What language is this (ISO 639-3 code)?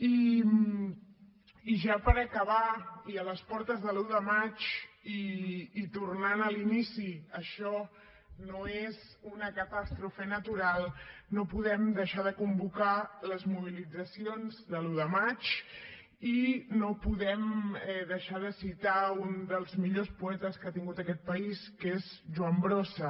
cat